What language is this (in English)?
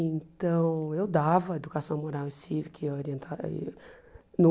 Portuguese